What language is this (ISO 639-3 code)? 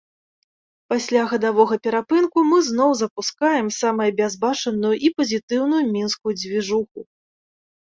bel